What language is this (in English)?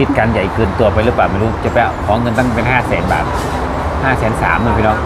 Thai